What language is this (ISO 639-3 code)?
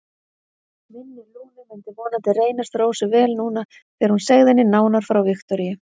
isl